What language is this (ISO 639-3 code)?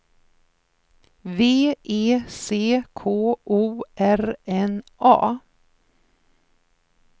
swe